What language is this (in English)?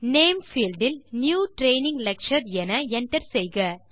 Tamil